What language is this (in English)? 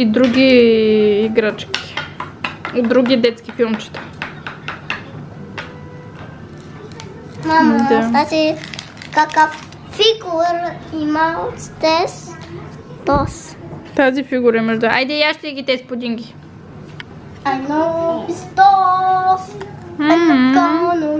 Bulgarian